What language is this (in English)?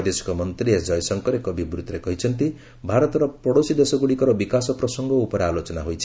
Odia